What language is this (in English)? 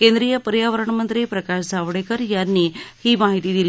Marathi